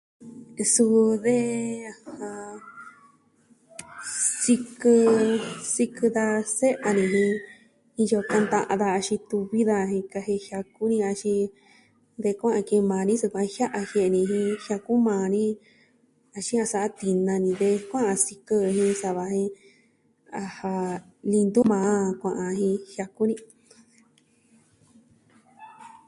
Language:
Southwestern Tlaxiaco Mixtec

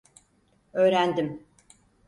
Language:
Turkish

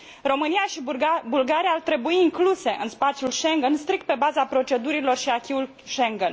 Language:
Romanian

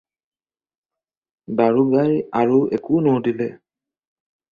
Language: Assamese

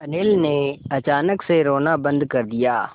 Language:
Hindi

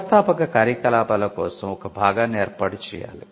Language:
Telugu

